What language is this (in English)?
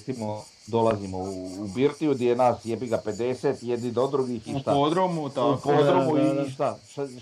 Croatian